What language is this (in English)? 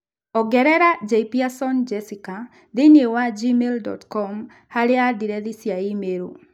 Kikuyu